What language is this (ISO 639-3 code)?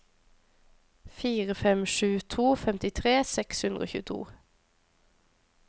nor